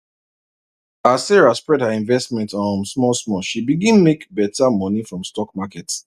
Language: Nigerian Pidgin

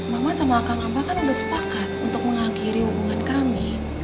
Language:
Indonesian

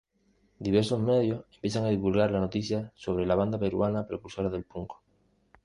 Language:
Spanish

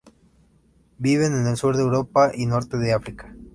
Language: Spanish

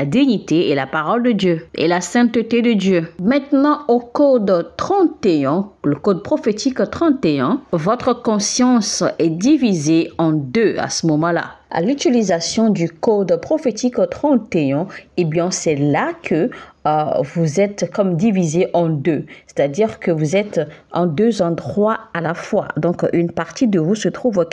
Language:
French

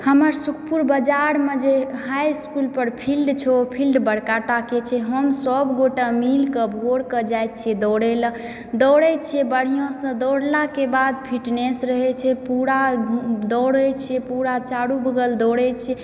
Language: Maithili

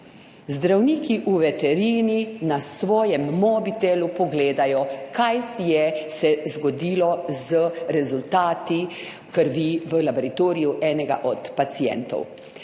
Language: Slovenian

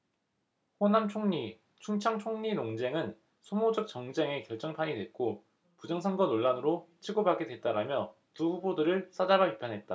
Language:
Korean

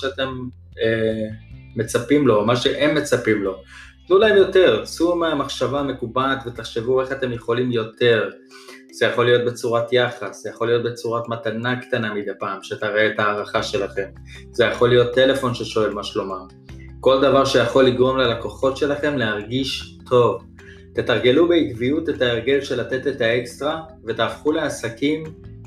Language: Hebrew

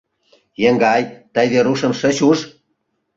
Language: Mari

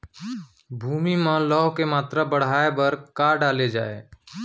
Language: Chhattisgarhi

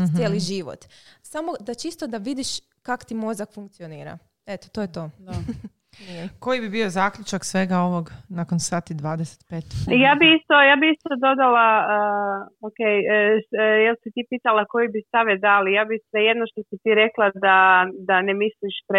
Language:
Croatian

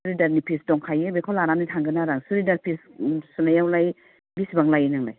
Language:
Bodo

